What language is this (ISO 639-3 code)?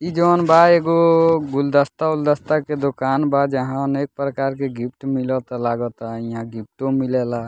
bho